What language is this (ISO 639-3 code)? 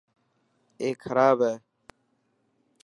mki